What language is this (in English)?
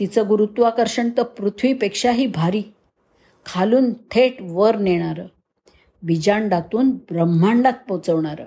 Marathi